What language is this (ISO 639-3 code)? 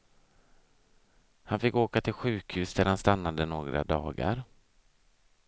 swe